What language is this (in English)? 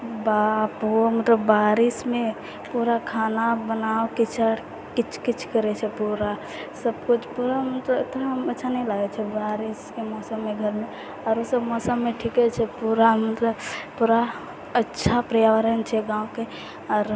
Maithili